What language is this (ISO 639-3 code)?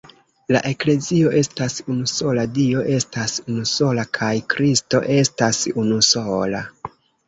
epo